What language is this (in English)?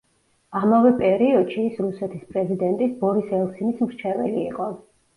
Georgian